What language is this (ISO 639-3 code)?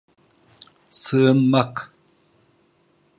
tur